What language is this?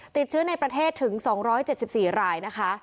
Thai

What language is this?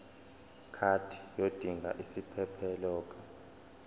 Zulu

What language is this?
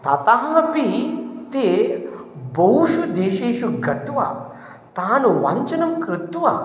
Sanskrit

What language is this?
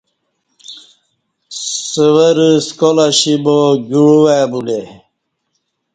Kati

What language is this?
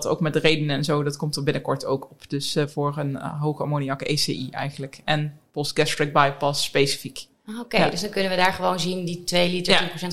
Dutch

